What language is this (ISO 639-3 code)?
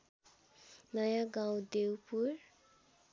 nep